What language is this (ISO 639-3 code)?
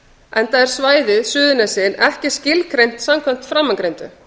isl